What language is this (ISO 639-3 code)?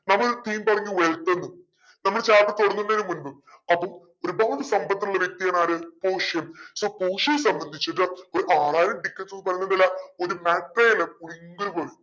mal